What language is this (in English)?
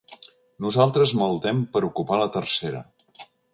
Catalan